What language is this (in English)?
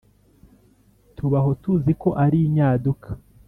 Kinyarwanda